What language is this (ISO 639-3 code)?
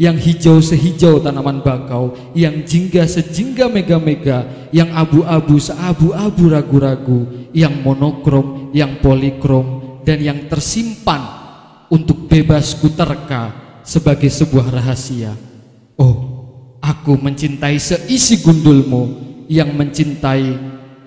ind